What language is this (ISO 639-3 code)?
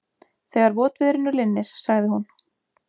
isl